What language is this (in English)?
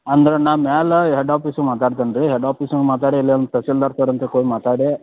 Kannada